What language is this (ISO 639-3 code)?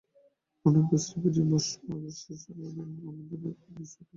ben